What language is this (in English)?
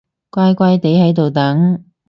Cantonese